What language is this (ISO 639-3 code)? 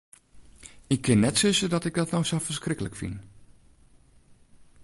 fry